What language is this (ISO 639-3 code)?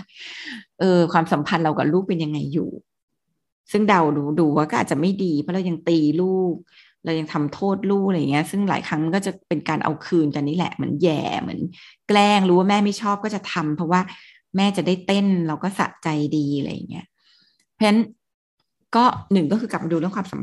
tha